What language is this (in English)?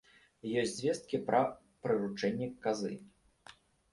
Belarusian